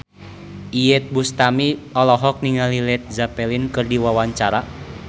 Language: Sundanese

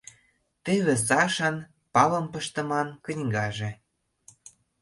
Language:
Mari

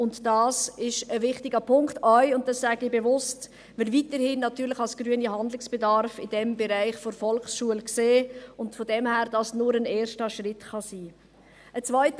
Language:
Swiss German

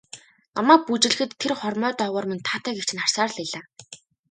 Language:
Mongolian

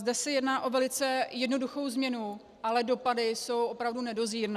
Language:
Czech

